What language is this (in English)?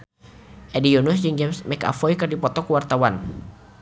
Sundanese